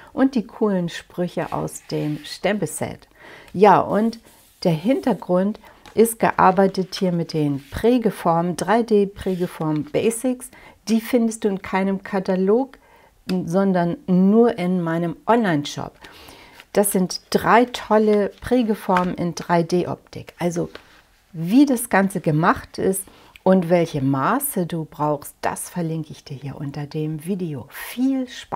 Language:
German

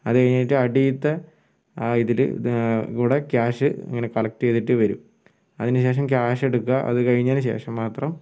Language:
Malayalam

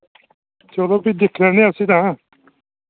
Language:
Dogri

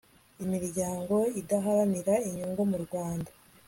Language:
Kinyarwanda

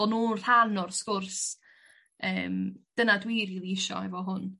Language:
Welsh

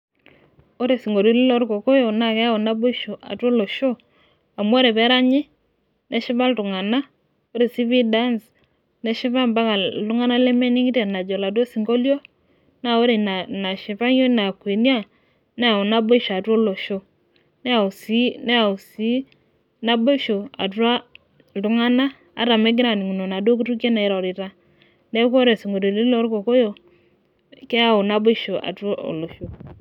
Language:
Masai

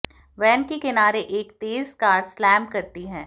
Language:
Hindi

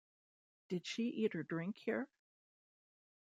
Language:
English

